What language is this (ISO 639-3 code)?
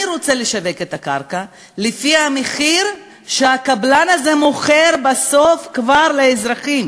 heb